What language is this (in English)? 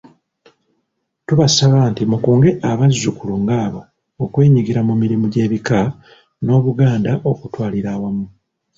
Ganda